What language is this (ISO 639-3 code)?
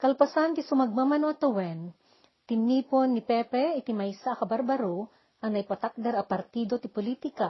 fil